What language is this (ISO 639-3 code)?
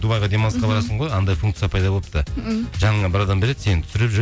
kaz